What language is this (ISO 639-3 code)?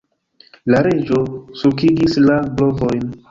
epo